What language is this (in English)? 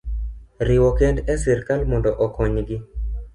Luo (Kenya and Tanzania)